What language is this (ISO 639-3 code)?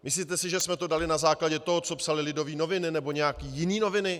ces